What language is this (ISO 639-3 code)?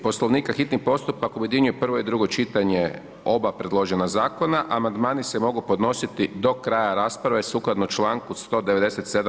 hrv